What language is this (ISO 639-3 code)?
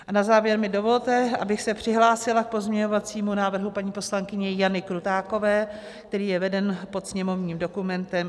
ces